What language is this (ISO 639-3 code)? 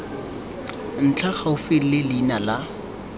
tsn